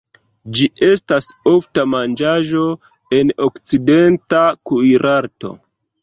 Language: Esperanto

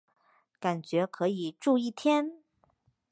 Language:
Chinese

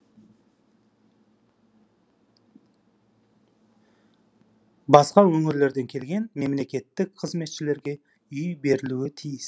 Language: Kazakh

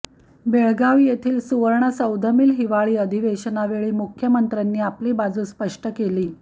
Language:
Marathi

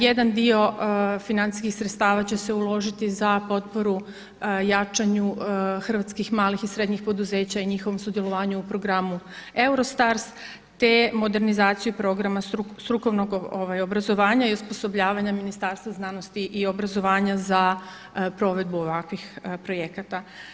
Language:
Croatian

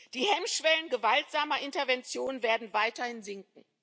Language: German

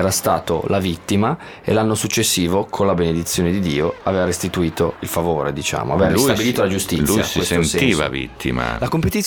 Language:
Italian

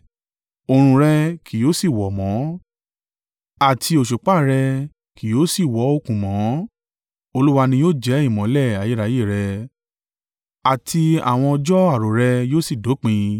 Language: Yoruba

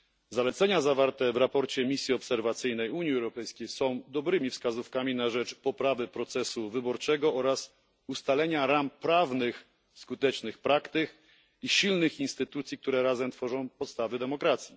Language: Polish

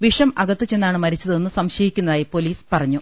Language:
Malayalam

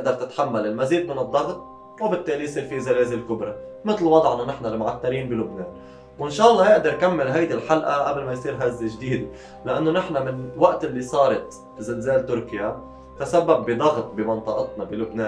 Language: Arabic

